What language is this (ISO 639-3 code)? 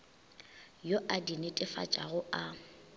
nso